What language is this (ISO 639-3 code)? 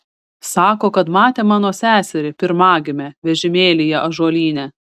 lit